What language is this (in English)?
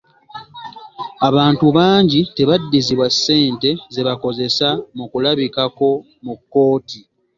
Ganda